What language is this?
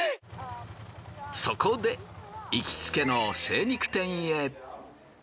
Japanese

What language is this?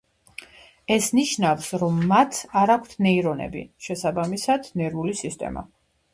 Georgian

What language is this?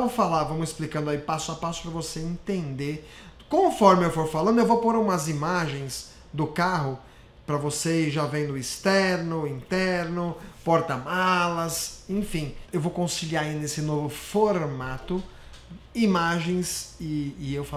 Portuguese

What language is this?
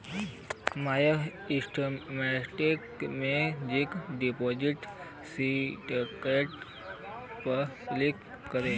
Bhojpuri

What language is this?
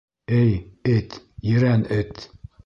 Bashkir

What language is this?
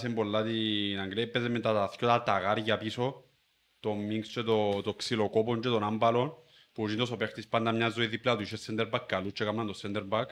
Greek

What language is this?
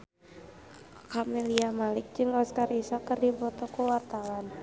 Sundanese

